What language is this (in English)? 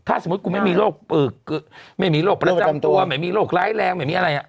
Thai